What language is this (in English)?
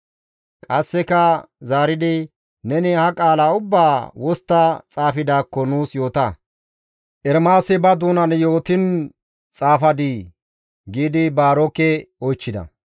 Gamo